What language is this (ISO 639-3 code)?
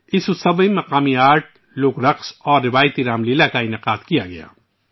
urd